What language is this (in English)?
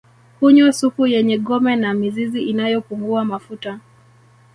Swahili